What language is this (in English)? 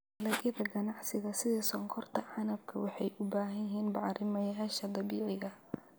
Somali